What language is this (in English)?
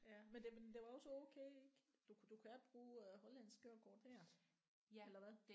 Danish